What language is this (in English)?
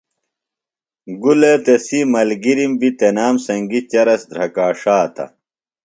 Phalura